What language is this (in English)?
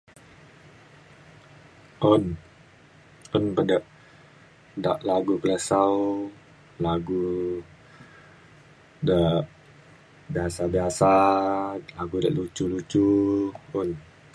Mainstream Kenyah